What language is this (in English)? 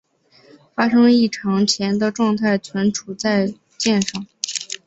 Chinese